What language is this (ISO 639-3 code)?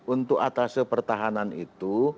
ind